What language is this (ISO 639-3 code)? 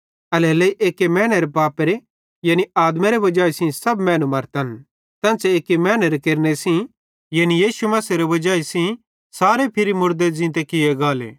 bhd